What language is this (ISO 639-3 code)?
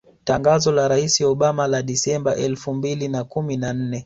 swa